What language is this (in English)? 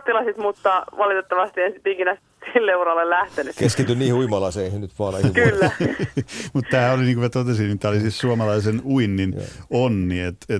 Finnish